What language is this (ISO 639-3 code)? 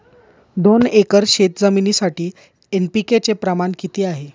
mar